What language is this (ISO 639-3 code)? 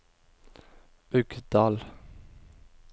nor